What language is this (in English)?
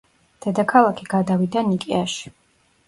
Georgian